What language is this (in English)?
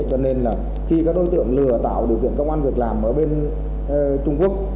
Vietnamese